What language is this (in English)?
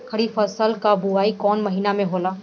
Bhojpuri